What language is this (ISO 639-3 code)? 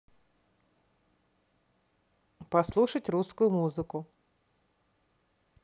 rus